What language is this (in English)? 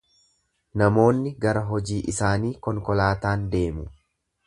Oromo